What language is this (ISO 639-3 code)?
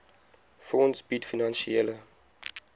afr